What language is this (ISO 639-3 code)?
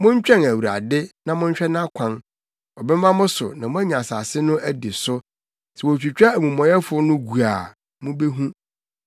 aka